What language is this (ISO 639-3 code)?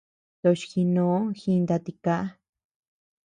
cux